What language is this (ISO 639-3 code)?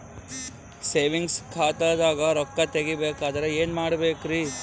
kan